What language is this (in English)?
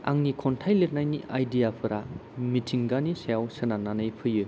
Bodo